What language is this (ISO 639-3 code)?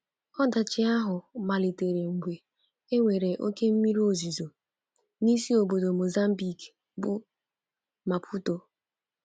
ibo